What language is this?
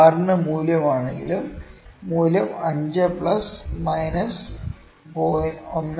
Malayalam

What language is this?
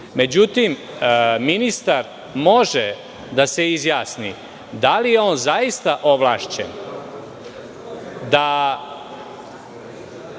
Serbian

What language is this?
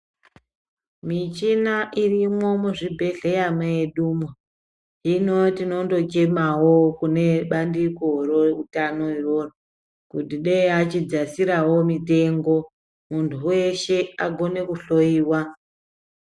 Ndau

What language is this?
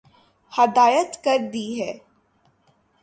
Urdu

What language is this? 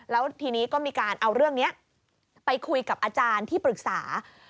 Thai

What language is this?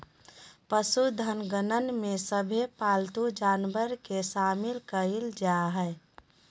Magahi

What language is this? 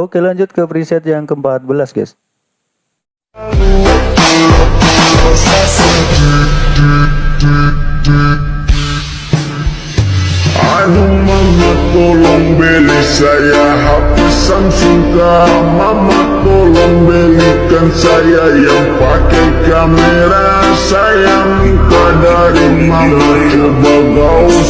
Indonesian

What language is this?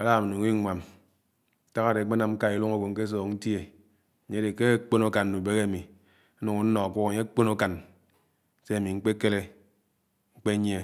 Anaang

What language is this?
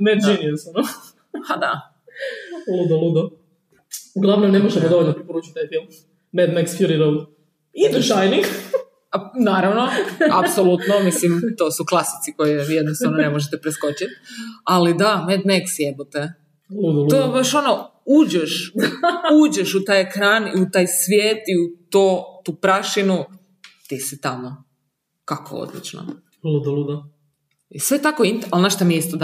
Croatian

